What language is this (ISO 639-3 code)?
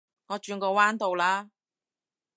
yue